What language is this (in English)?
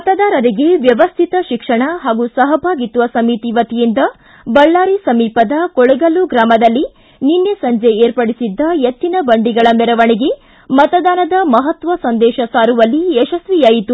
Kannada